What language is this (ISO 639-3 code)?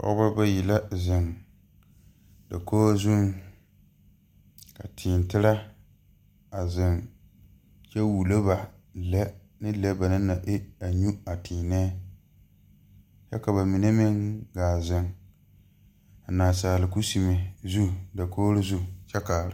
dga